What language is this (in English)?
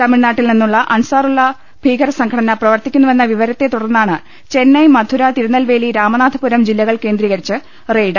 Malayalam